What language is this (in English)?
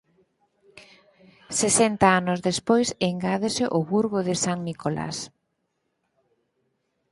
Galician